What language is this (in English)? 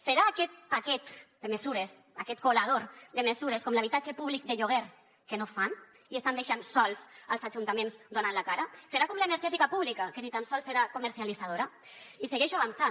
Catalan